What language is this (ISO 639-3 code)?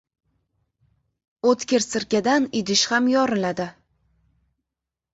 uzb